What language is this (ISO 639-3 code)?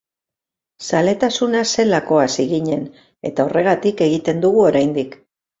eus